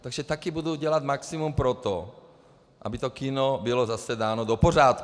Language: Czech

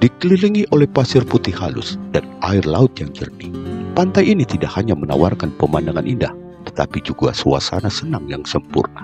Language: Indonesian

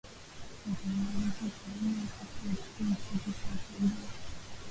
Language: Swahili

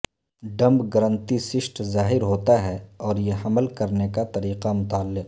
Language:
Urdu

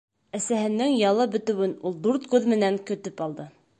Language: Bashkir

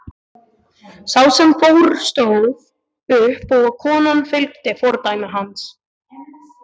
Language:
Icelandic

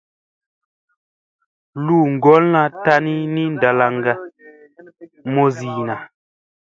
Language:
Musey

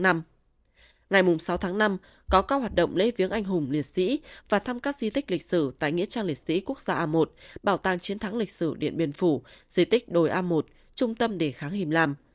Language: Vietnamese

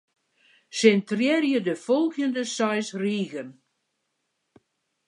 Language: Western Frisian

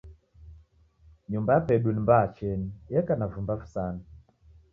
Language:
Taita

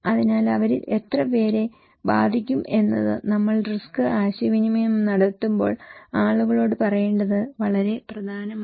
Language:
Malayalam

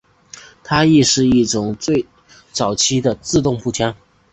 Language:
Chinese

